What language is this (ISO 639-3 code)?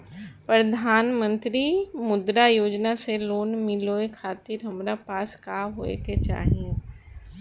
bho